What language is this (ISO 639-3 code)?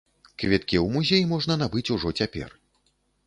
bel